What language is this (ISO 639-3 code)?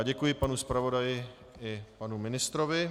ces